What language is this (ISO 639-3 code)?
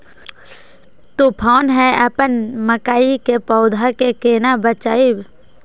mai